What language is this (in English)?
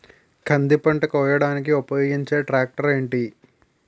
Telugu